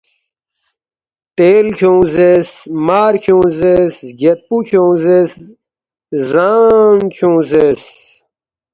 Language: Balti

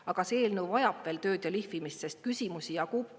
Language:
Estonian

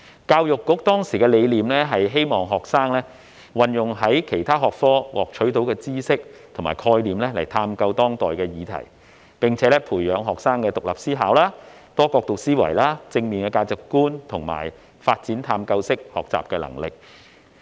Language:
Cantonese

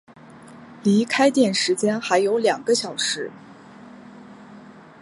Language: Chinese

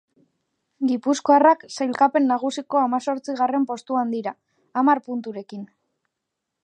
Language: Basque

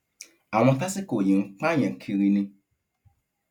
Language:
Yoruba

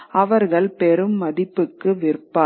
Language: Tamil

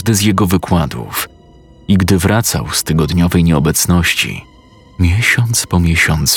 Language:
Polish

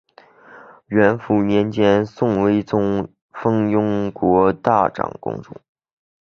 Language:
Chinese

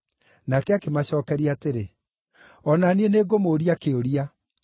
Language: Kikuyu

